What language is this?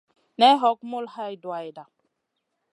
Masana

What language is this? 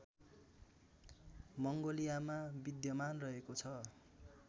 Nepali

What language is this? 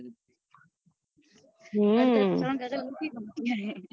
Gujarati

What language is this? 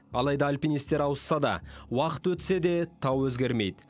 Kazakh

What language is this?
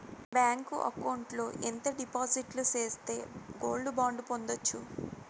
Telugu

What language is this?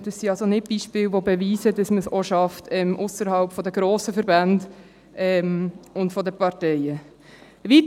Swiss German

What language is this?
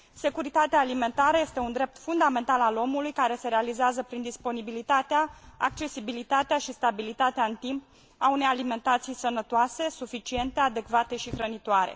Romanian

